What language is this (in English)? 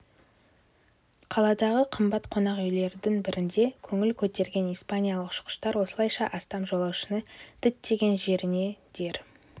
Kazakh